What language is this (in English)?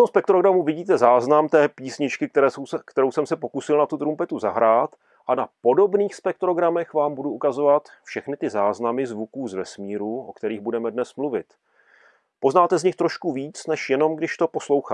Czech